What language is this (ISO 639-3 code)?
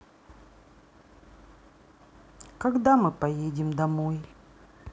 rus